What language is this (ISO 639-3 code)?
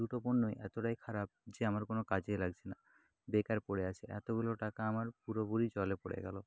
ben